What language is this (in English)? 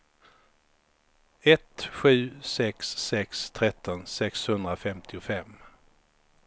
Swedish